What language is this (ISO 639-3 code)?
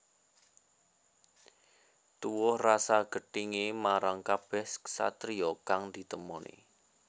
jav